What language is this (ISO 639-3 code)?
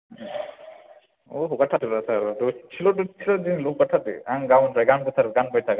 brx